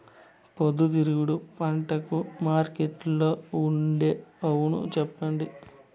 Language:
Telugu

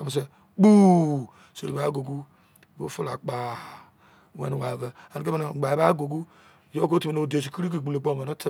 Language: Izon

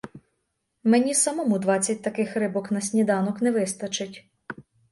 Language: Ukrainian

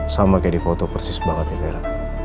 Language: Indonesian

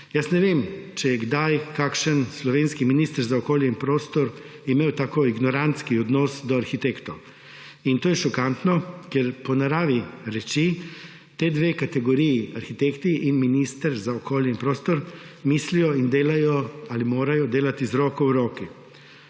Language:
Slovenian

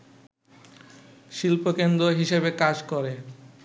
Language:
Bangla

